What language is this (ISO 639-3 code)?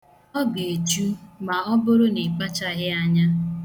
ibo